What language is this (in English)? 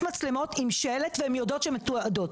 Hebrew